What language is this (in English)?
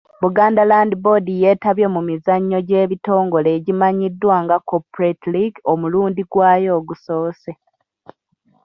Ganda